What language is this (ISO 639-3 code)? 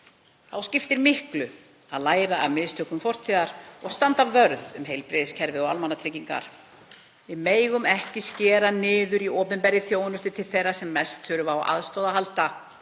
isl